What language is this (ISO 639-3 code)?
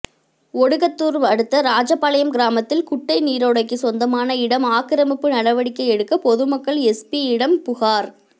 tam